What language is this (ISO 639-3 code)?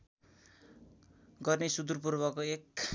nep